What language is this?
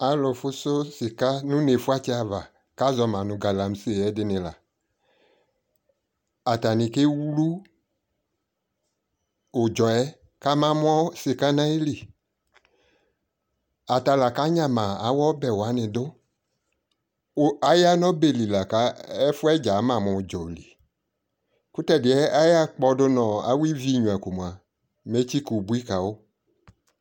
Ikposo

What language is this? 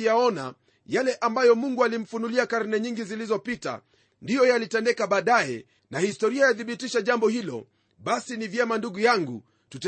Swahili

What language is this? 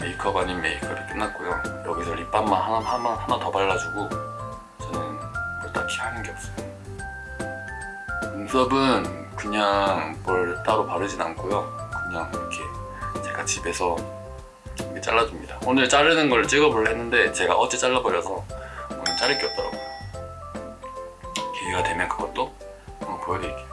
Korean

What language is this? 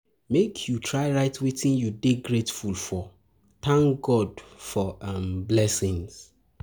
Nigerian Pidgin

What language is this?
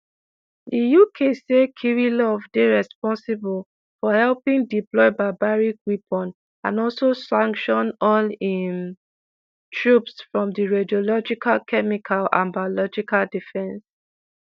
Nigerian Pidgin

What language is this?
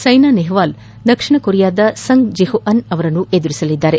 Kannada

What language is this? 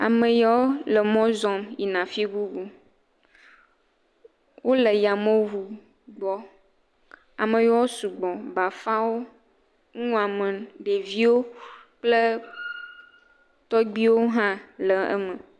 Ewe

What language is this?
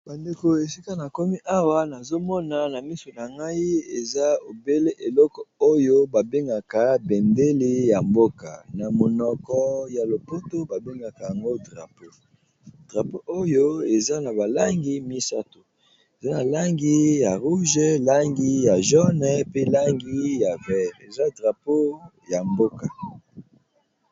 Lingala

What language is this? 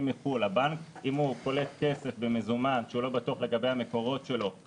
Hebrew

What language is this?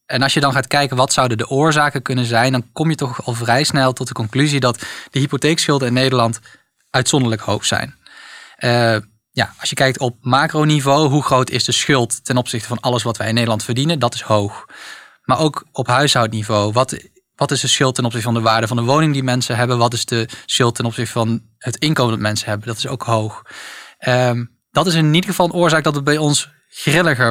Dutch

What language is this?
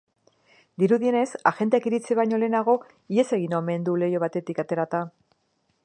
Basque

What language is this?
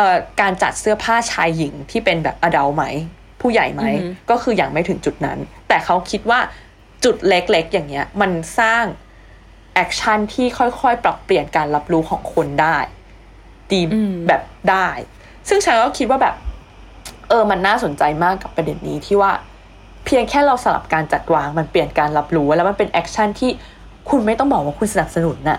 Thai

